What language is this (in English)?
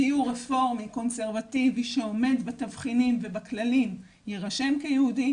Hebrew